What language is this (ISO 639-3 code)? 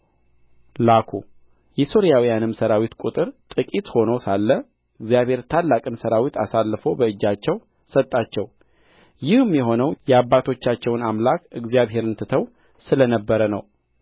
amh